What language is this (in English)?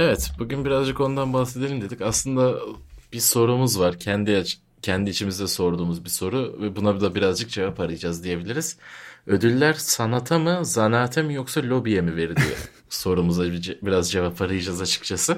Turkish